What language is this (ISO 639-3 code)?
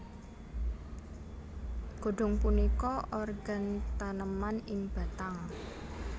jav